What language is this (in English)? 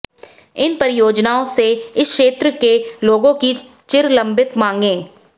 Hindi